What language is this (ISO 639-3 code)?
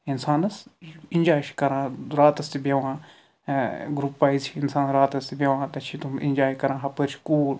kas